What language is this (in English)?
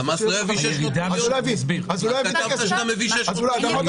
Hebrew